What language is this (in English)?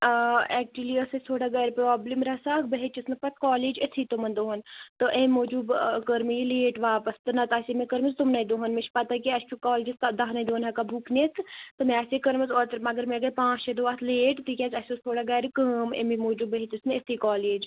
Kashmiri